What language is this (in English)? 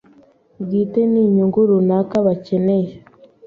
Kinyarwanda